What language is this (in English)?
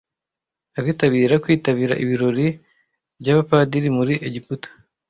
Kinyarwanda